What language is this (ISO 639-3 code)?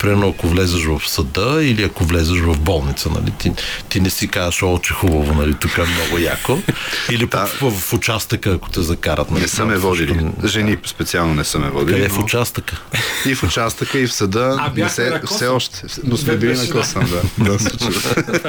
bul